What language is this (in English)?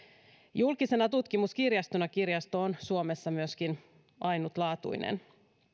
Finnish